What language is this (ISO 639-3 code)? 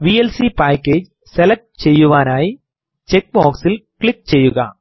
mal